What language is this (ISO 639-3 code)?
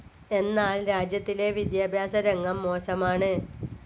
mal